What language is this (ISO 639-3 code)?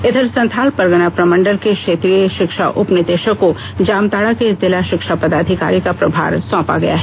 hin